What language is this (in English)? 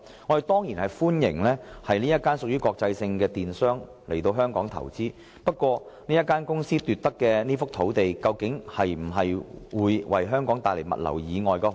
Cantonese